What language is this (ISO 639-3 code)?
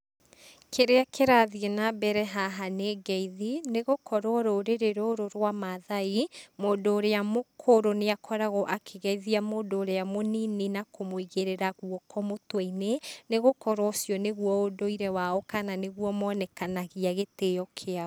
kik